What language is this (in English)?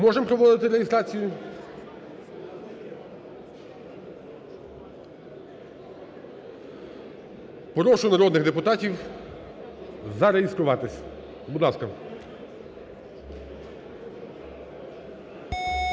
Ukrainian